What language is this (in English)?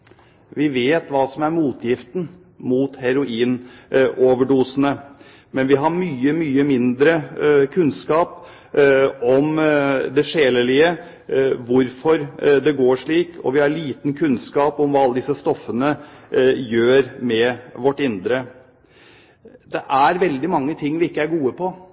Norwegian Bokmål